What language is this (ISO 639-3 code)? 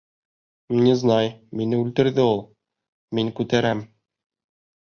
bak